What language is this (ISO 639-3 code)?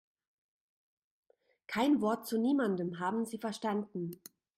deu